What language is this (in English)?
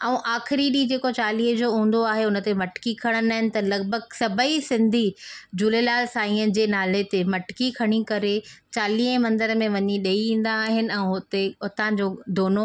Sindhi